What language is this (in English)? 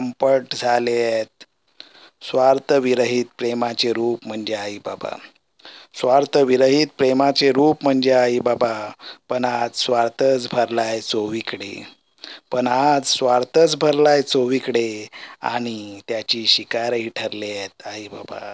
Marathi